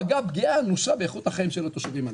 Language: Hebrew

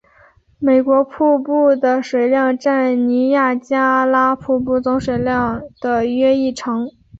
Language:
Chinese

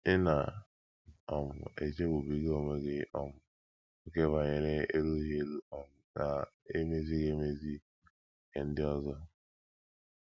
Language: Igbo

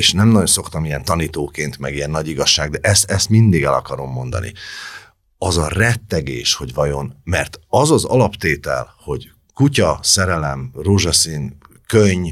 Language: Hungarian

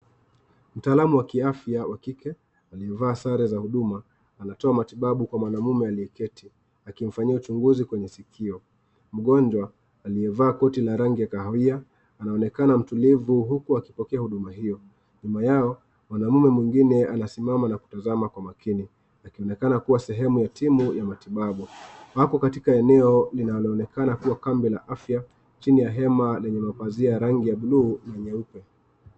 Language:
Swahili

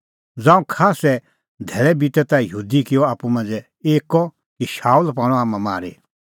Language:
Kullu Pahari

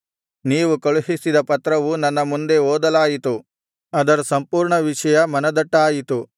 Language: Kannada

